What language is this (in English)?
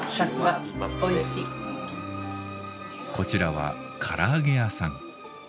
Japanese